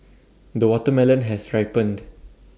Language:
English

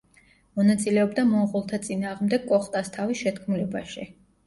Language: Georgian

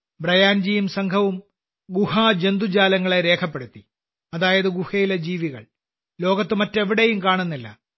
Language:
Malayalam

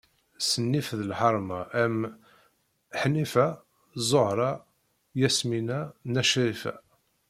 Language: Kabyle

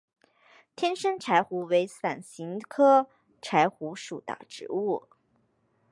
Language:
Chinese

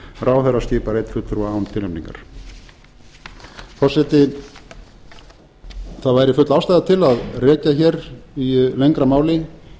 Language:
Icelandic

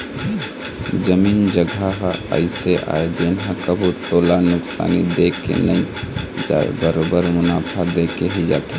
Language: Chhattisgarhi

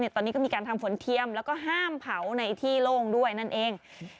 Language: Thai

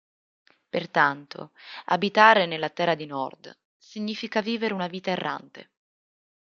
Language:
Italian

